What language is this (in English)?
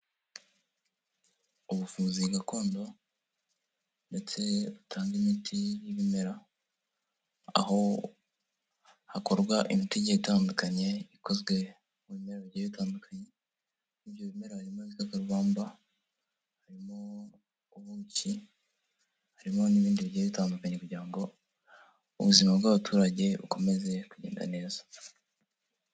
Kinyarwanda